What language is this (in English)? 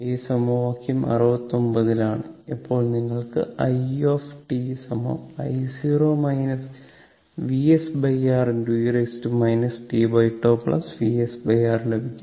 Malayalam